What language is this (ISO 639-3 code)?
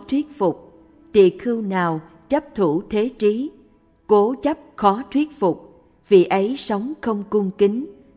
vie